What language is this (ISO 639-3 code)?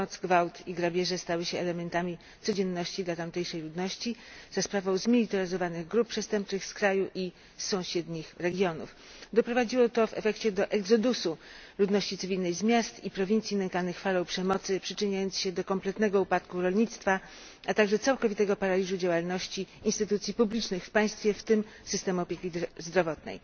pol